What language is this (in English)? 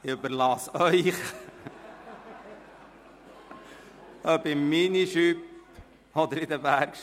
Swiss German